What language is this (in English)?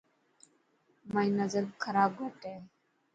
Dhatki